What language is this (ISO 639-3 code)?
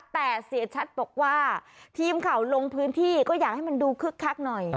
tha